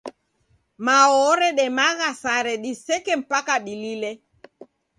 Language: Taita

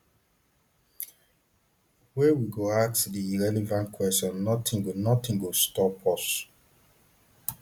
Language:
Nigerian Pidgin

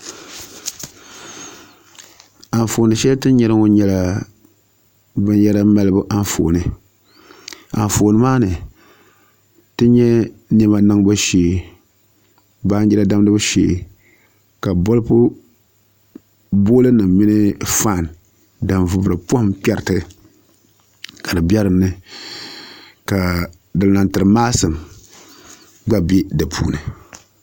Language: Dagbani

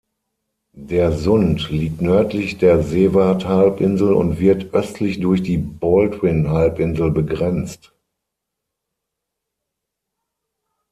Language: German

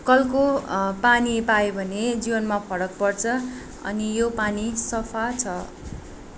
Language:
Nepali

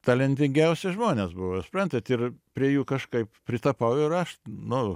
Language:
Lithuanian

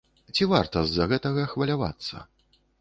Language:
Belarusian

